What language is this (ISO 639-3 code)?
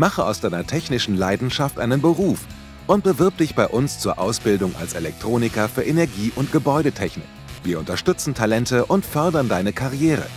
deu